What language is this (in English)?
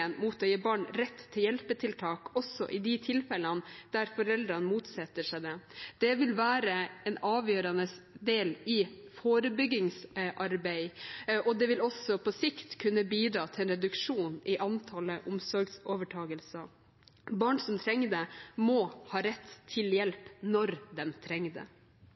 Norwegian Bokmål